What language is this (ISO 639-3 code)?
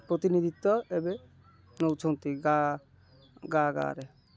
ori